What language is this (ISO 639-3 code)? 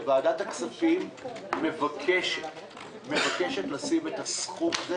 heb